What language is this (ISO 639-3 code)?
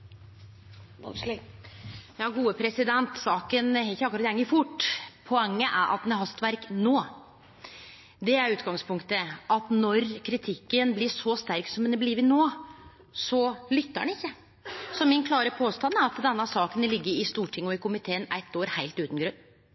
nor